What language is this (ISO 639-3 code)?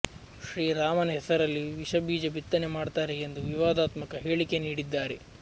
kan